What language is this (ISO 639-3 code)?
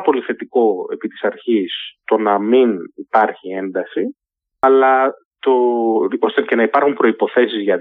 ell